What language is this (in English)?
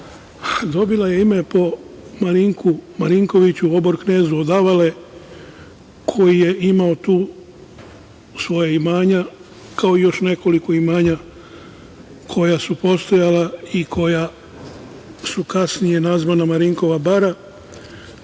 Serbian